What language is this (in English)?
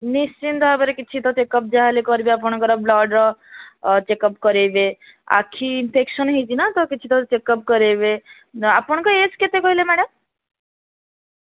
Odia